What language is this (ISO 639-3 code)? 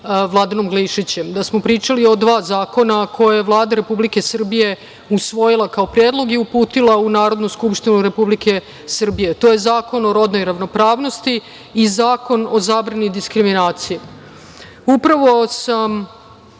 srp